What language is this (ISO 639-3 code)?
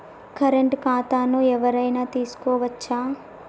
tel